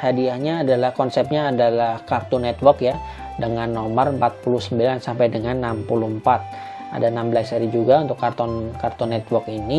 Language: Indonesian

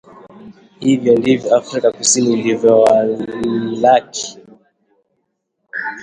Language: Swahili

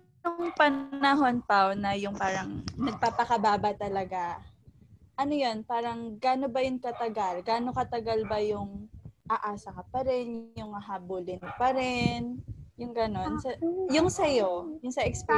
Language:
Filipino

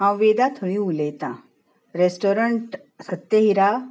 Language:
Konkani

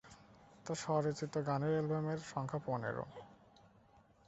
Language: Bangla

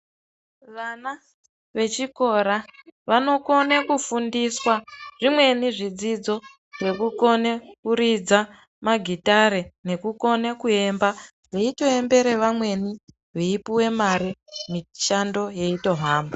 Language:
Ndau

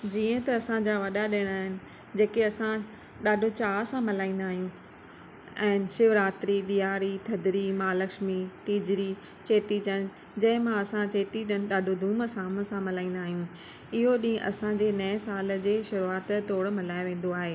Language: Sindhi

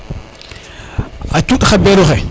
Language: Serer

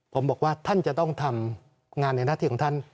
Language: Thai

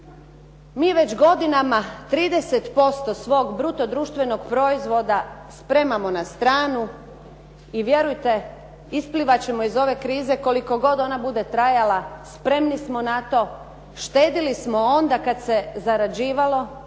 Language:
Croatian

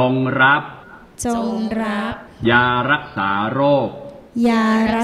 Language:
Thai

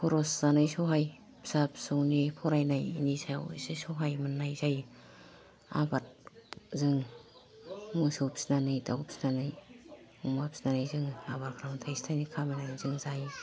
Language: Bodo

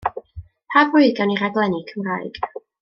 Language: Welsh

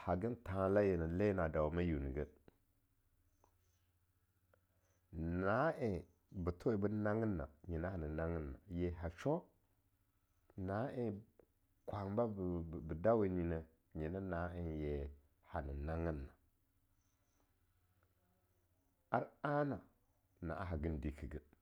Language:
Longuda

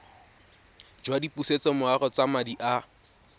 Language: Tswana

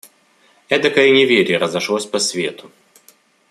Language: Russian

